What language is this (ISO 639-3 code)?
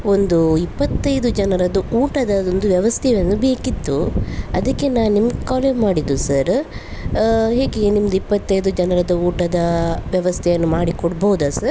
kan